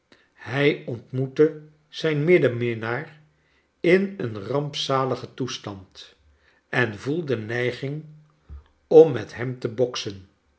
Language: Dutch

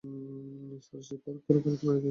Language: Bangla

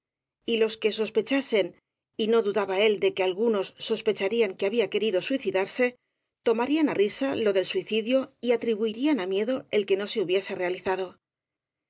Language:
Spanish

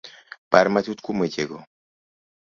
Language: Luo (Kenya and Tanzania)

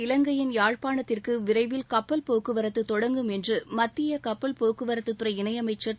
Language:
Tamil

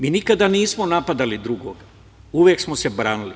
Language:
Serbian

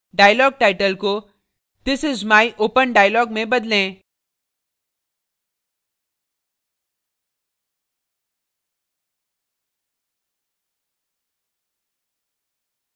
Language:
Hindi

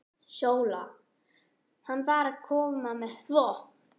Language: Icelandic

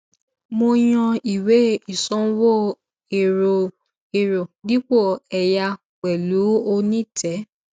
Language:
Yoruba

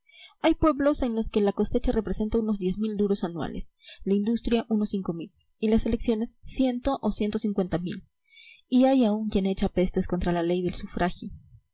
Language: Spanish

